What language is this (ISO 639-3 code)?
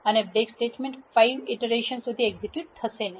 guj